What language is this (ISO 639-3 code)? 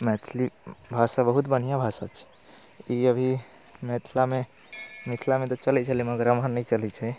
mai